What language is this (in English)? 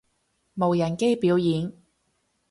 Cantonese